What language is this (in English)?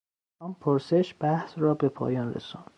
Persian